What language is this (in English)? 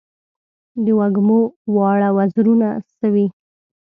Pashto